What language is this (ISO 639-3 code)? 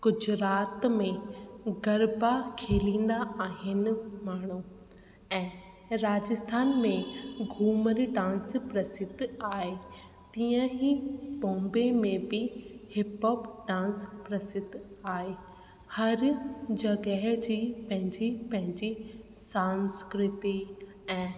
snd